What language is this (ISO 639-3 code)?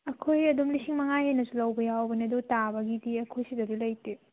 mni